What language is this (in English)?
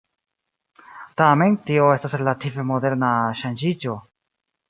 Esperanto